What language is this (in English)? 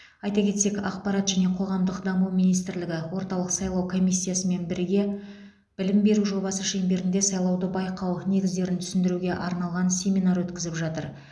Kazakh